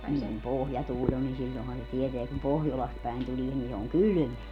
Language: Finnish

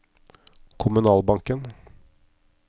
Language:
Norwegian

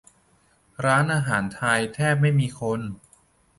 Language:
Thai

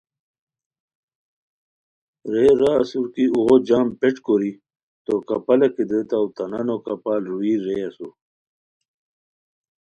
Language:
Khowar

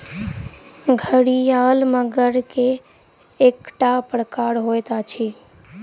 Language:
Maithili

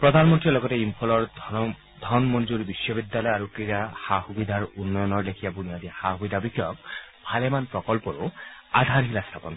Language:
Assamese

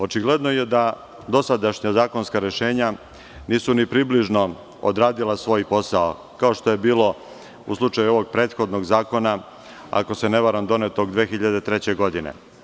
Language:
Serbian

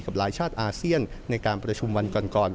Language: Thai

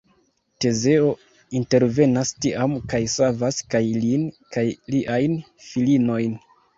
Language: Esperanto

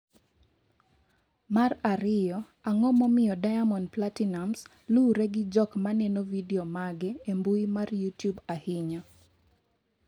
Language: Luo (Kenya and Tanzania)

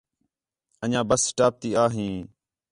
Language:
Khetrani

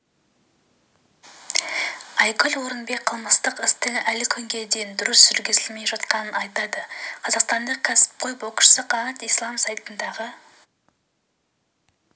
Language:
Kazakh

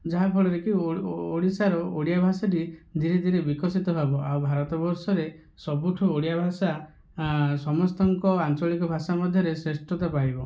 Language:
Odia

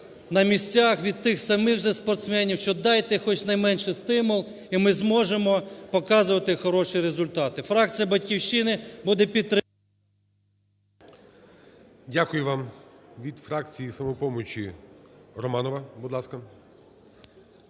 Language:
Ukrainian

